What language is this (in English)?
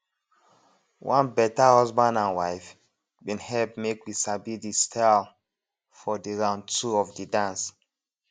Nigerian Pidgin